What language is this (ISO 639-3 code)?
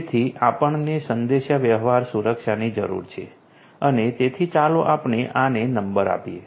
guj